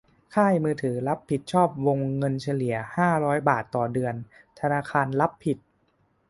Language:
Thai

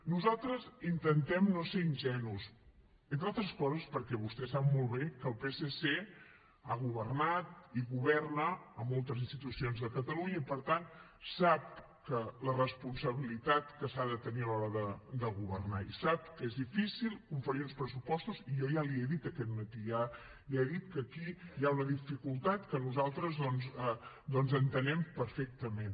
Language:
Catalan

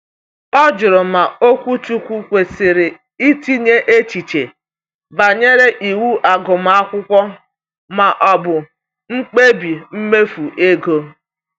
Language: Igbo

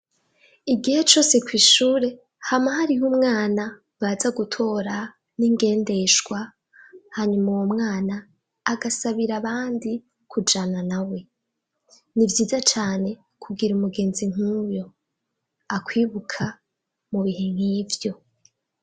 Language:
Rundi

